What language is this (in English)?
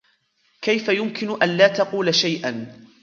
Arabic